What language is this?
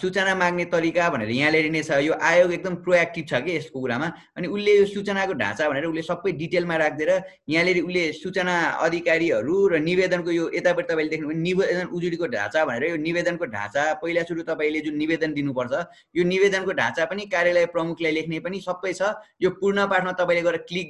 Kannada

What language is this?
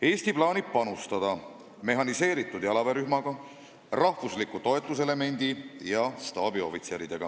Estonian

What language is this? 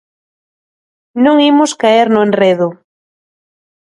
Galician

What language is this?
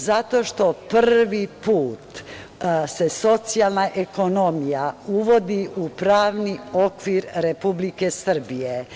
Serbian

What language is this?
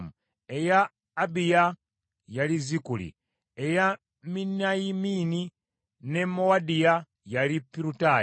Ganda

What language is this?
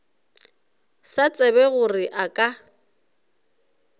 Northern Sotho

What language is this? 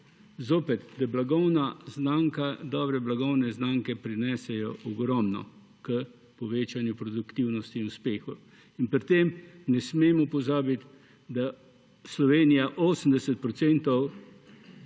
Slovenian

